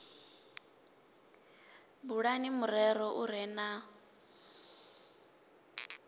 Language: Venda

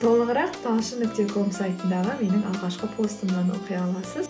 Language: Kazakh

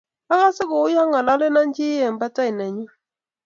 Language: Kalenjin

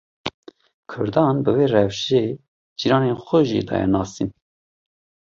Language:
Kurdish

